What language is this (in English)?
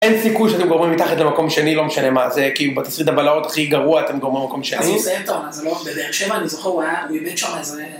Hebrew